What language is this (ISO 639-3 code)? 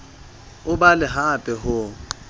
sot